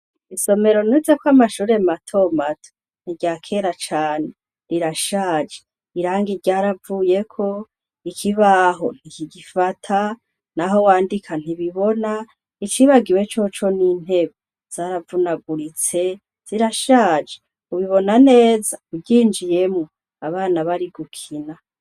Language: Rundi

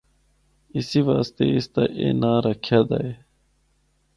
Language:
Northern Hindko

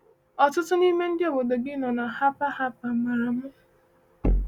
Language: Igbo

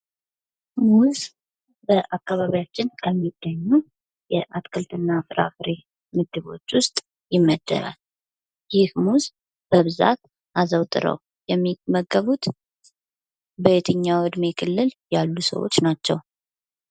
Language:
Amharic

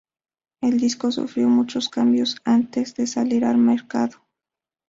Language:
Spanish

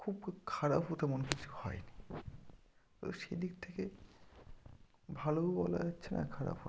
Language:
Bangla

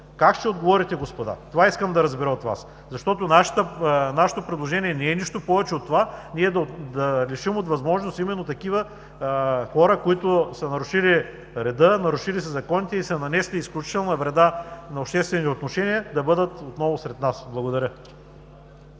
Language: Bulgarian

